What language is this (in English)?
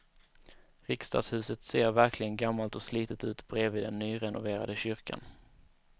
Swedish